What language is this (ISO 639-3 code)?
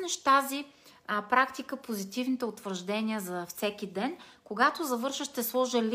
bul